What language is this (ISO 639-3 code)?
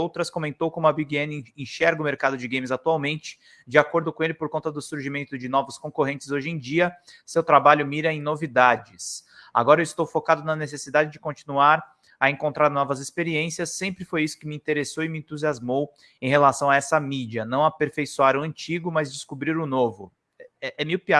por